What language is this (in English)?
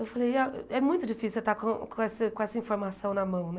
Portuguese